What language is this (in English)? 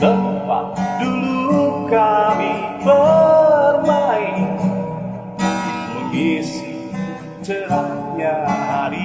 Indonesian